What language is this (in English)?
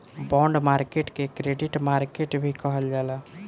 Bhojpuri